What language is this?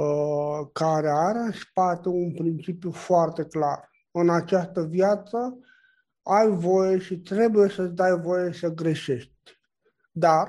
Romanian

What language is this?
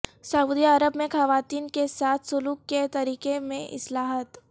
Urdu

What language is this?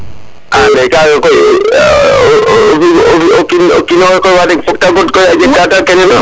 Serer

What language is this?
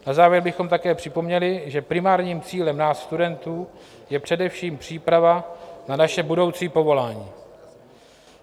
Czech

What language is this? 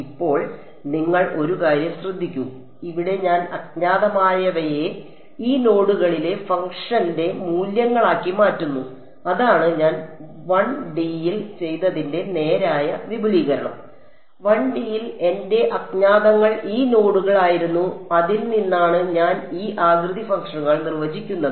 Malayalam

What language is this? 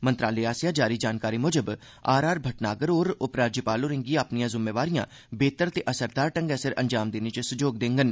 Dogri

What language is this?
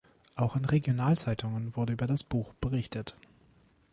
German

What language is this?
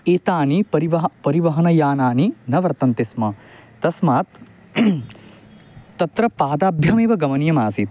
Sanskrit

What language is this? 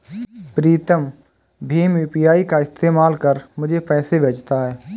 Hindi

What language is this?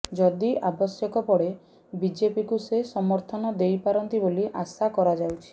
Odia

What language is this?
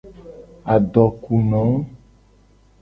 Gen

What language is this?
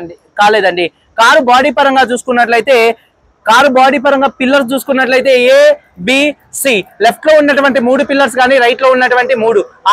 Telugu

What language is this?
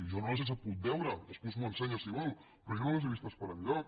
Catalan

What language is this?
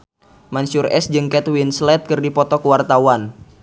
Sundanese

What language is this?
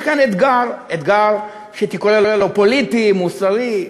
Hebrew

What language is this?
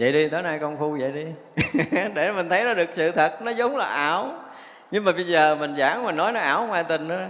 Vietnamese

